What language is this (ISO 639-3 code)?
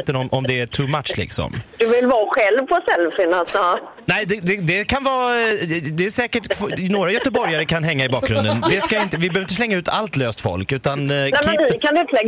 swe